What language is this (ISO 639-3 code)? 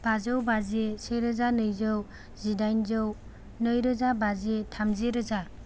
brx